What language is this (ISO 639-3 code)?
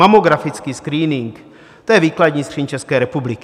ces